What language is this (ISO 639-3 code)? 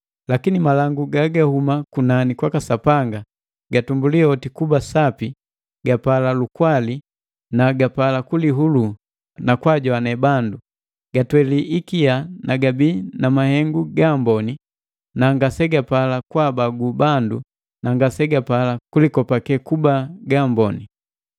mgv